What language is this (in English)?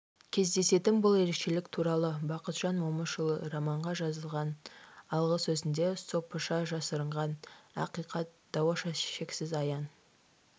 Kazakh